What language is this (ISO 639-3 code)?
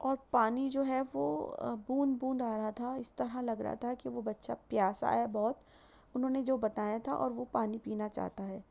urd